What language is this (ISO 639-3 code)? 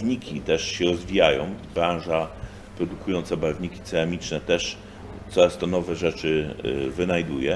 pol